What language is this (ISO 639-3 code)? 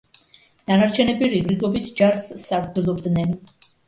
kat